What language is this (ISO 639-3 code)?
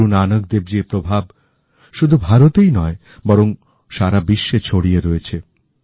ben